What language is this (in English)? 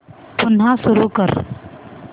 Marathi